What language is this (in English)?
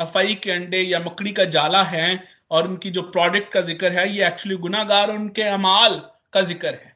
Hindi